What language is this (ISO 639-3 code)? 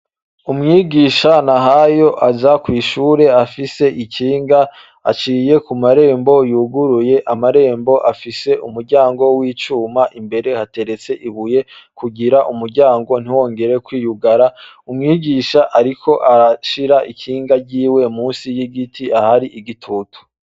run